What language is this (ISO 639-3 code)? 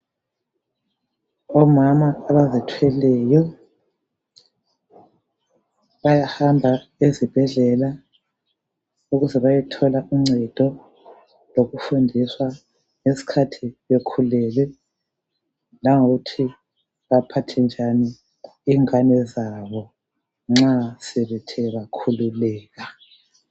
nde